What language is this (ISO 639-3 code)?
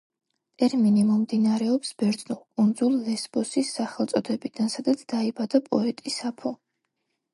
kat